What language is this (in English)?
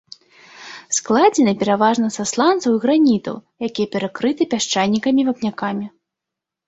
Belarusian